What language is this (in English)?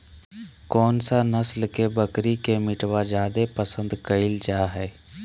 Magahi